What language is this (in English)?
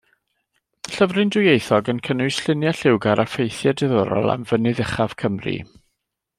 Welsh